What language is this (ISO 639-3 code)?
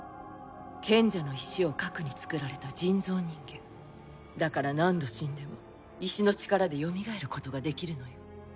jpn